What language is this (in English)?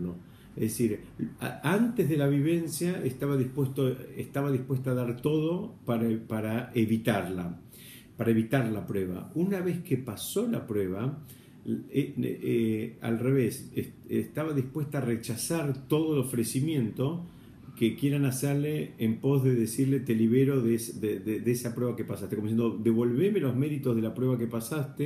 Spanish